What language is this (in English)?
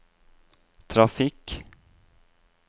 Norwegian